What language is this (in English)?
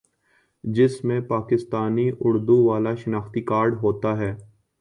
Urdu